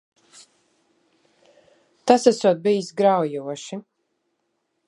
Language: Latvian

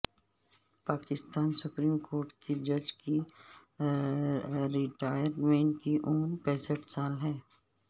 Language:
Urdu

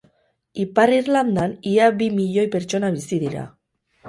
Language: Basque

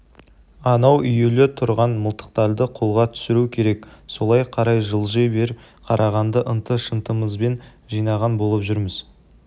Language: Kazakh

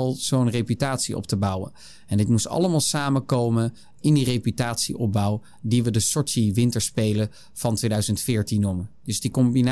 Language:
Dutch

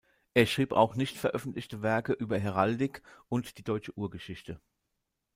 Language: German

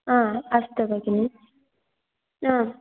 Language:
Sanskrit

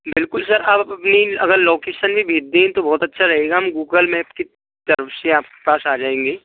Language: Hindi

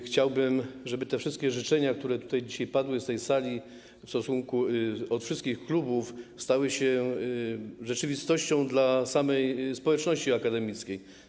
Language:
Polish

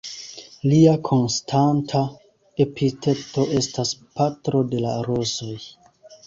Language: Esperanto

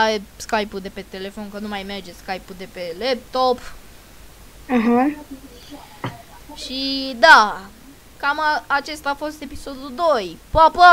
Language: Romanian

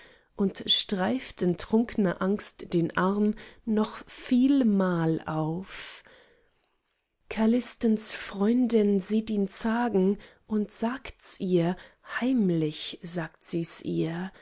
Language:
German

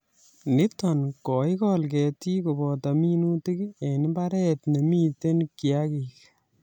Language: Kalenjin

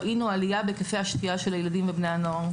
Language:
Hebrew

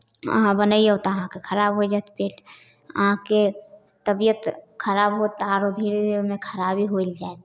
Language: Maithili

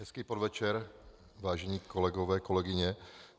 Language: Czech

